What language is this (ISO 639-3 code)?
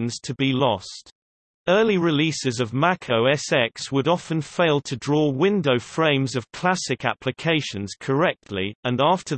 eng